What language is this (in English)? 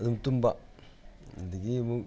Manipuri